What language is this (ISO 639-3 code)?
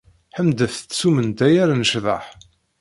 kab